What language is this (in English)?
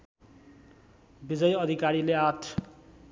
Nepali